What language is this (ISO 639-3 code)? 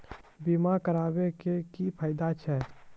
mai